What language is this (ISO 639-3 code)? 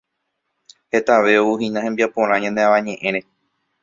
grn